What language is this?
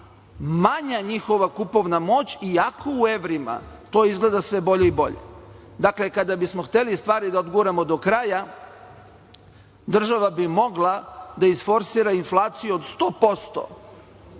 Serbian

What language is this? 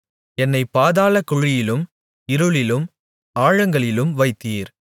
Tamil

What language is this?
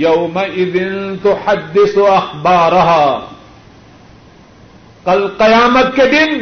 Urdu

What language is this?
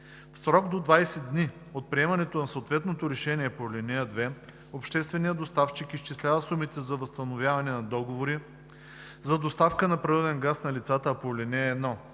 Bulgarian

